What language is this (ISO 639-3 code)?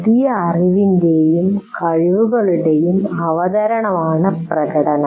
mal